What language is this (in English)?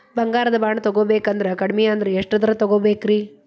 Kannada